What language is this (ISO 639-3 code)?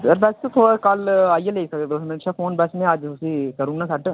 doi